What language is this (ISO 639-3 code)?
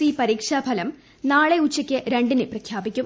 mal